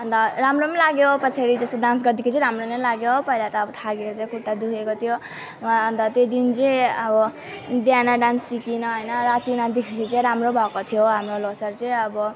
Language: Nepali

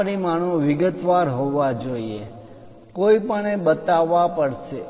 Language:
Gujarati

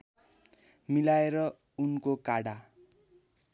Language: Nepali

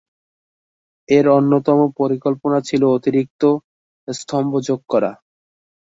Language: Bangla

